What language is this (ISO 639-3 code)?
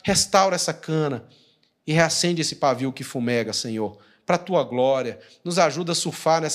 por